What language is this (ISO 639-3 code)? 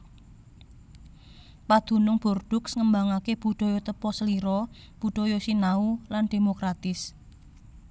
jav